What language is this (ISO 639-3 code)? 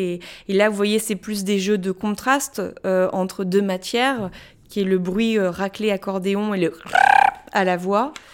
fra